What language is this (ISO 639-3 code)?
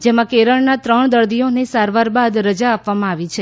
guj